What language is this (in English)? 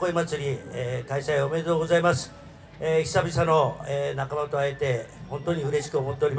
Japanese